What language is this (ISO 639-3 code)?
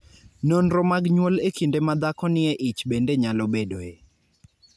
luo